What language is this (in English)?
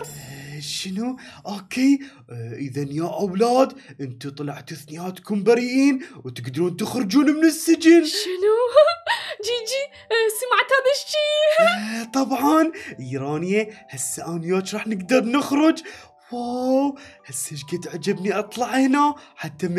Arabic